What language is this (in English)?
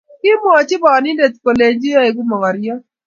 Kalenjin